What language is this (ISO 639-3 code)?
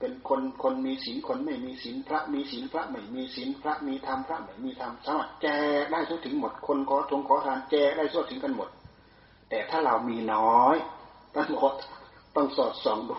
tha